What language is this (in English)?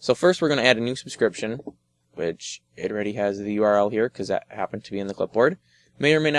English